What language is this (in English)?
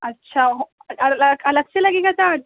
Urdu